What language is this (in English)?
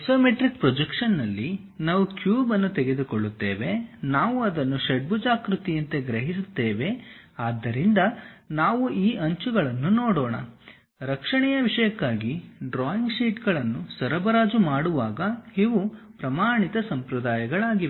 Kannada